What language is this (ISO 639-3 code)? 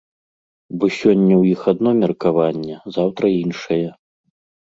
bel